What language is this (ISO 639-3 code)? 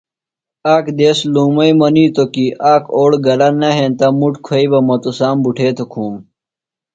phl